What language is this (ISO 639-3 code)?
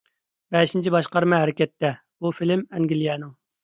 uig